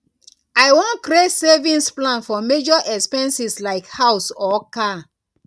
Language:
Nigerian Pidgin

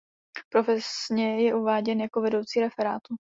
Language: Czech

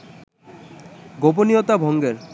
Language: Bangla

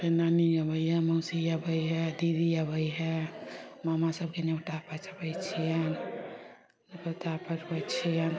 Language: Maithili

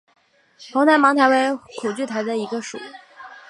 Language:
Chinese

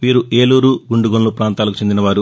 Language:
Telugu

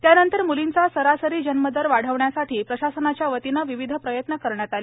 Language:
Marathi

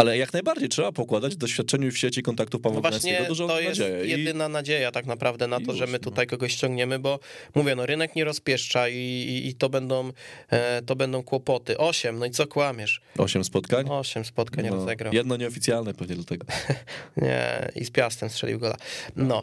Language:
Polish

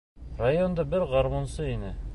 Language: Bashkir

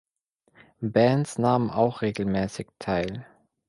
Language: German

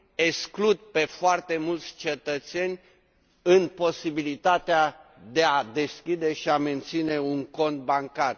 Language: Romanian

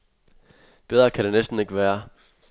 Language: Danish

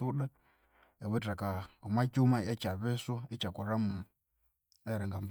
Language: Konzo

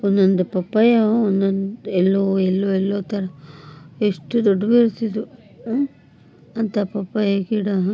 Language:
Kannada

